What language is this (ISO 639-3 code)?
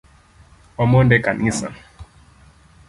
luo